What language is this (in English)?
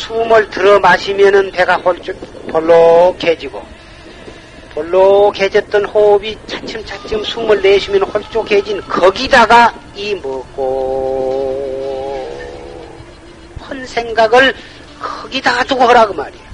Korean